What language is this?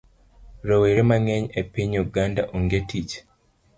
Luo (Kenya and Tanzania)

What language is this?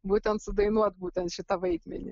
Lithuanian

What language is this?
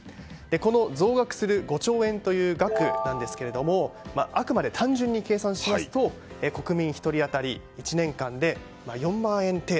Japanese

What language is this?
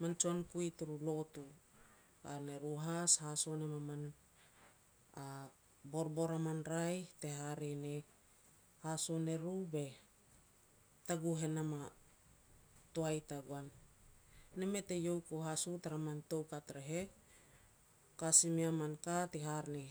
Petats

